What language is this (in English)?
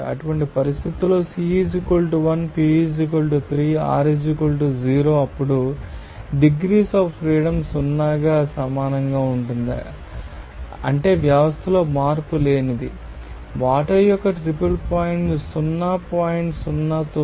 Telugu